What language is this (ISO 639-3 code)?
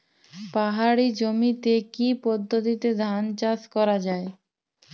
ben